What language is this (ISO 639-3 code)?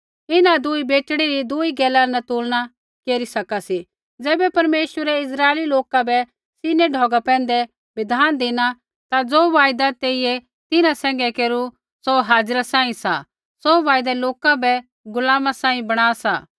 kfx